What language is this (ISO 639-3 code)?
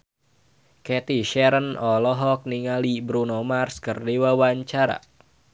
sun